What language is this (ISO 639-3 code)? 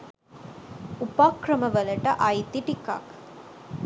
sin